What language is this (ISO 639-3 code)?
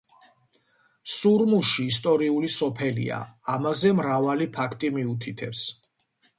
kat